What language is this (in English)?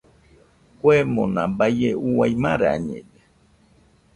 Nüpode Huitoto